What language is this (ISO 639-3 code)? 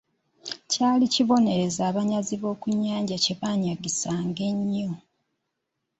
lug